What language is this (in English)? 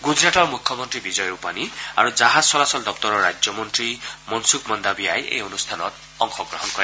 Assamese